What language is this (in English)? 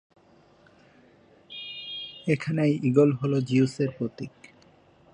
Bangla